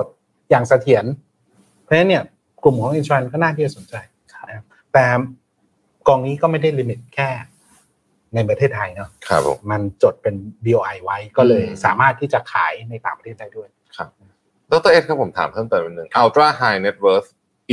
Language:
Thai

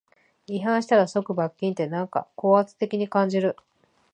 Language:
Japanese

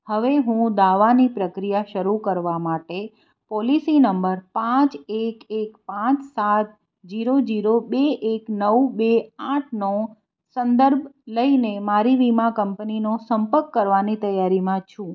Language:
Gujarati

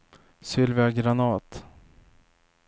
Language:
Swedish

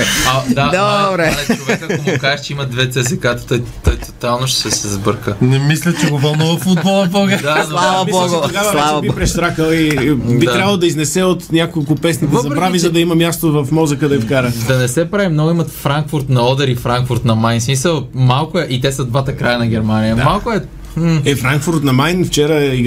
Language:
Bulgarian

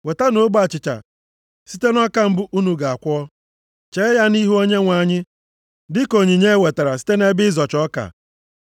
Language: Igbo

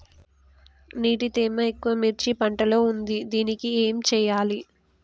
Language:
Telugu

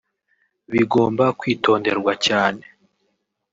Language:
Kinyarwanda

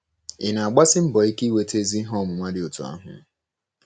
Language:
Igbo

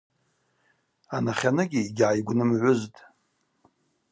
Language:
Abaza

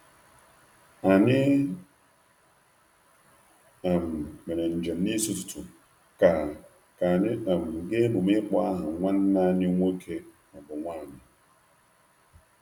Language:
Igbo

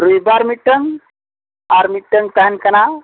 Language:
Santali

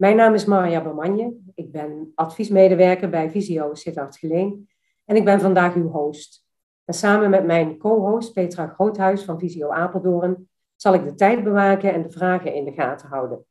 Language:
Dutch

